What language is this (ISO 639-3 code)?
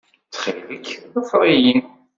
kab